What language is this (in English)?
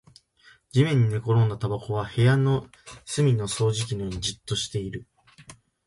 Japanese